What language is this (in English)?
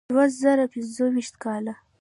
Pashto